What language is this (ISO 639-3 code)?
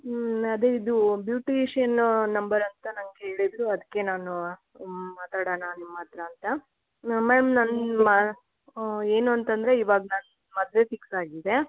kan